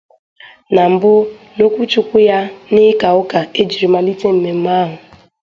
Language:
Igbo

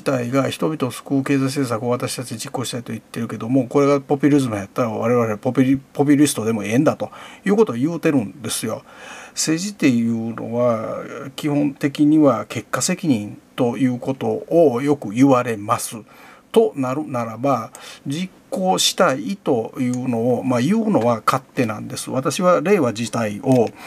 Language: Japanese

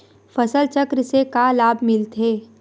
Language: Chhattisgarhi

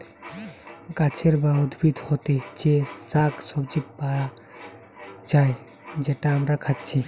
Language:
Bangla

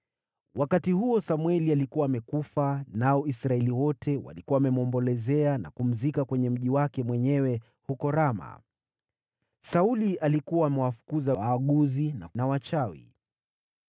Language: Swahili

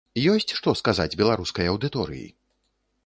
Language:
Belarusian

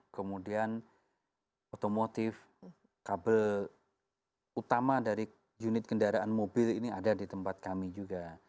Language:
Indonesian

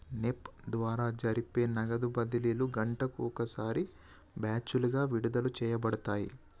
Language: Telugu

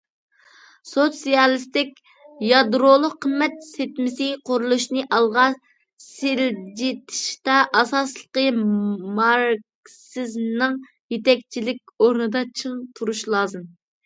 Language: Uyghur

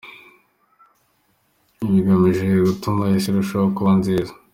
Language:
Kinyarwanda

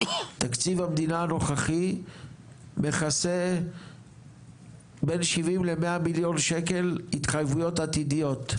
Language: Hebrew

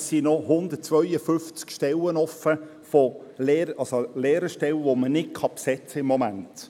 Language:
Swiss German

